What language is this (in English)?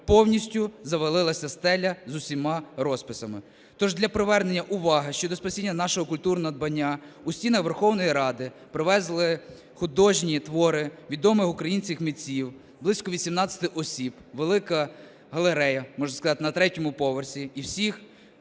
Ukrainian